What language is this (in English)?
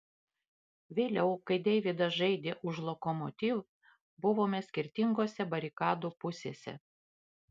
Lithuanian